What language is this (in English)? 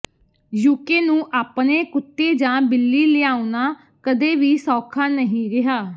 Punjabi